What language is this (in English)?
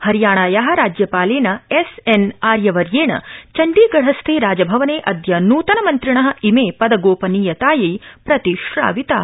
Sanskrit